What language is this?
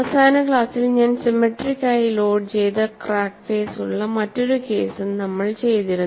Malayalam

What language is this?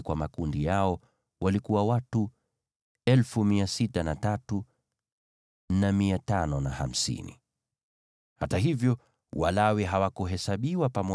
Swahili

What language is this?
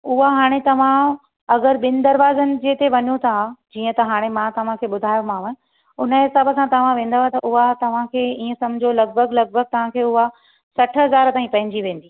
Sindhi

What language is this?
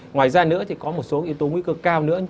Vietnamese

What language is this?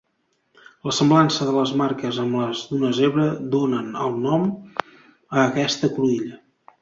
Catalan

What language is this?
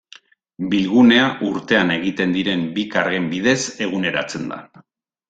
Basque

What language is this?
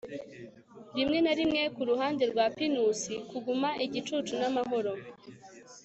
Kinyarwanda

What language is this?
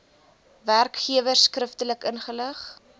Afrikaans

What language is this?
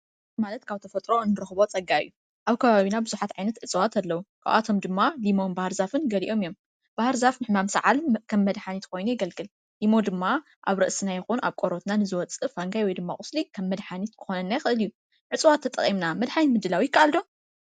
Tigrinya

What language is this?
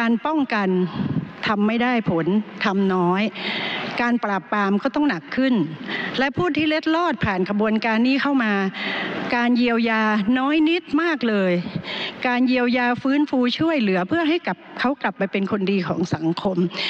Thai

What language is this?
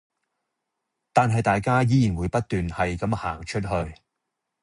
Cantonese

